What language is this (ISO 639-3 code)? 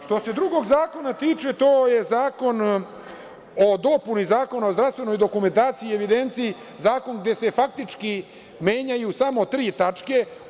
srp